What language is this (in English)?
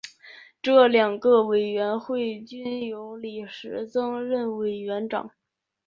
Chinese